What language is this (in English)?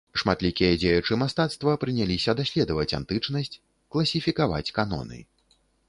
Belarusian